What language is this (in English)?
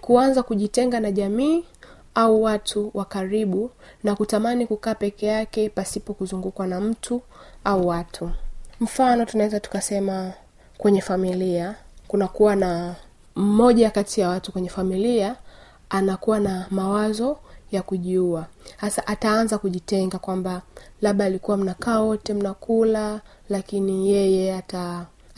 Swahili